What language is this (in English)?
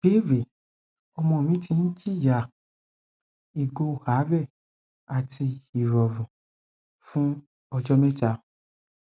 Yoruba